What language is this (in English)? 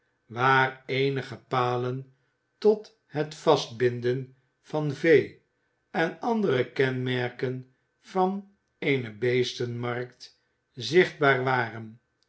Dutch